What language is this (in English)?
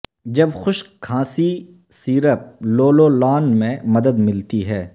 Urdu